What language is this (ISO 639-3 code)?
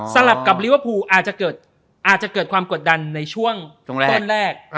tha